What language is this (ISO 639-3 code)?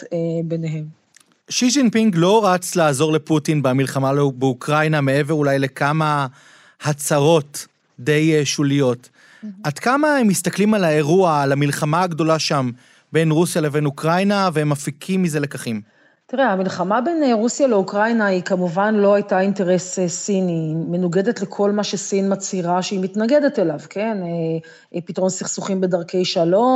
heb